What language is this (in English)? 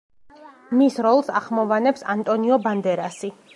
Georgian